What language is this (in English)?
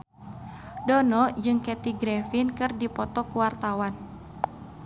Sundanese